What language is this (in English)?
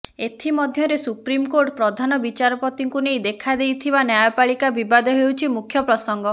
Odia